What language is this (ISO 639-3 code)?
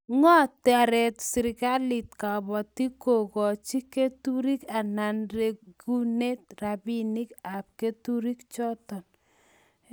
kln